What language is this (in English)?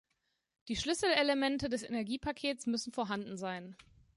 German